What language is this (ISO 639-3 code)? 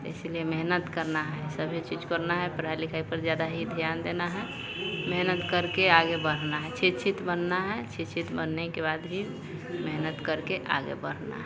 hin